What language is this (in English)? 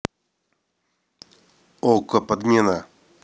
Russian